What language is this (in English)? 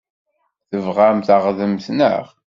Kabyle